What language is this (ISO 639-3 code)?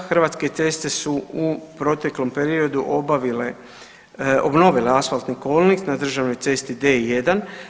hrv